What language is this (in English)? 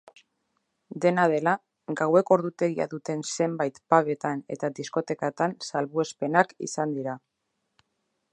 Basque